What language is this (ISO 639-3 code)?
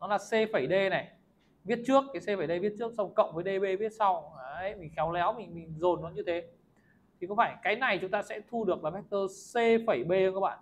vie